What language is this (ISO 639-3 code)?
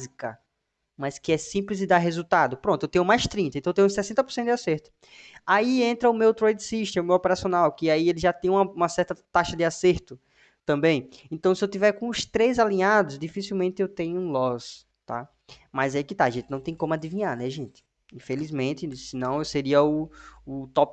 por